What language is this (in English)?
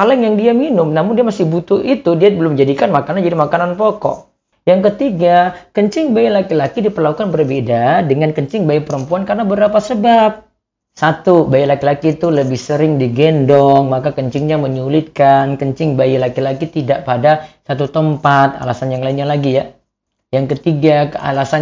Indonesian